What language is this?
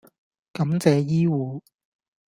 Cantonese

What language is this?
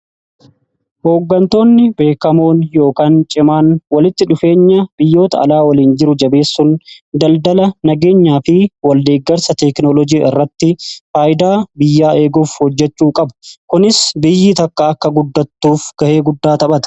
Oromo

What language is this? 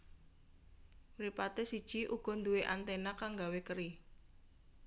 Javanese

